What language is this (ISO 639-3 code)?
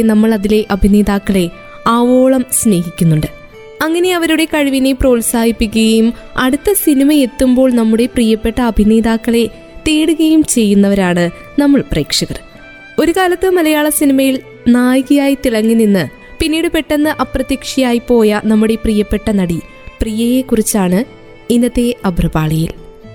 mal